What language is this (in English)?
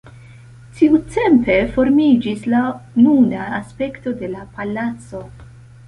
Esperanto